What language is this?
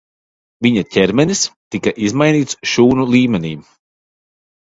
Latvian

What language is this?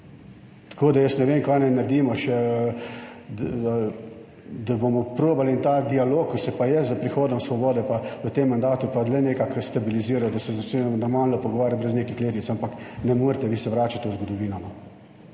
Slovenian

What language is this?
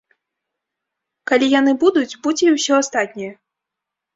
Belarusian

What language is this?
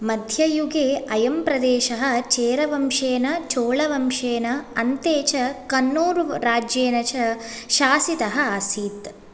Sanskrit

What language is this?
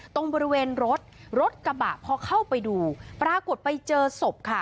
Thai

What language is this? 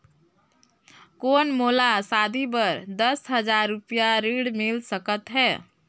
Chhattisgarhi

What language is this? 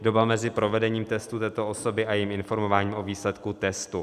Czech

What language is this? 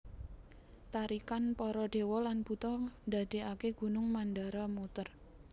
Javanese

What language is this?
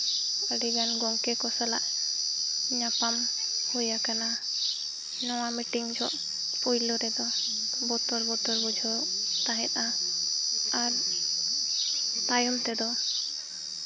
Santali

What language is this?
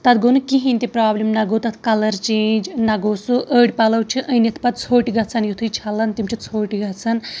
Kashmiri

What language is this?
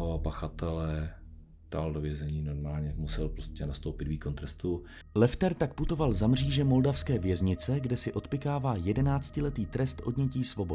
Czech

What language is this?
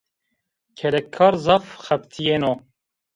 Zaza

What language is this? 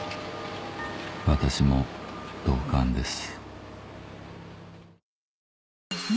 Japanese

